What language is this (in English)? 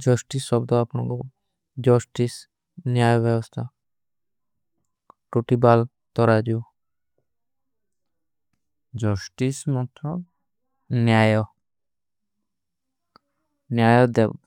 Kui (India)